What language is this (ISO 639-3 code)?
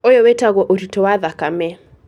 kik